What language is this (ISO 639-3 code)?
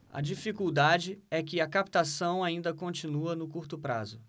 por